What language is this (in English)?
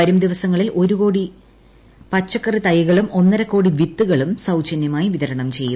Malayalam